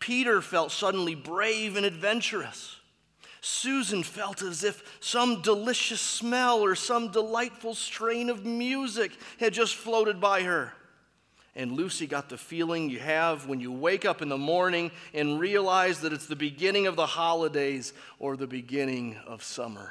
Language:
English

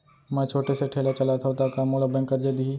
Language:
Chhattisgarhi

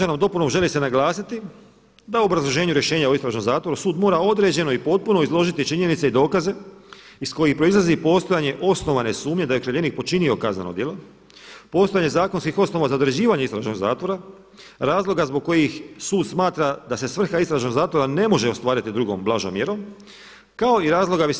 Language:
Croatian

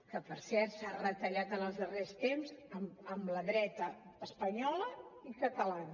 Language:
Catalan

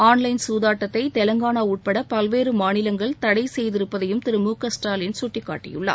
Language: Tamil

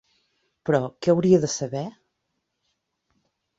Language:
Catalan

